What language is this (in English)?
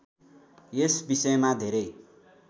Nepali